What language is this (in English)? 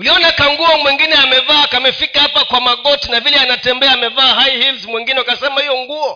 Swahili